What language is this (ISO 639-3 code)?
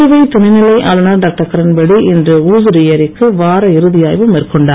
tam